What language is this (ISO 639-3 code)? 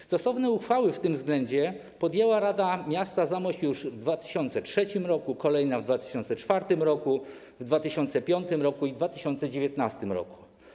pol